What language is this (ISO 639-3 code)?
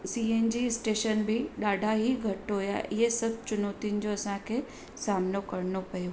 snd